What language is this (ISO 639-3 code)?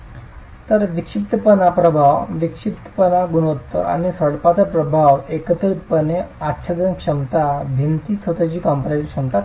mar